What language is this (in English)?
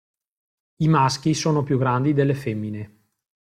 Italian